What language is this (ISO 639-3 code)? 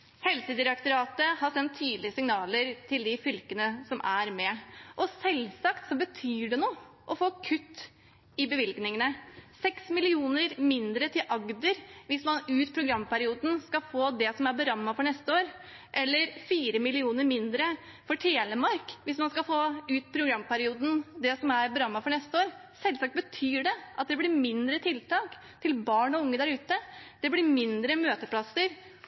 nob